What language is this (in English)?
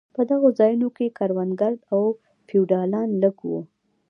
Pashto